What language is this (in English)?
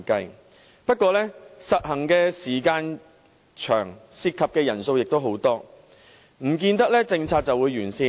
Cantonese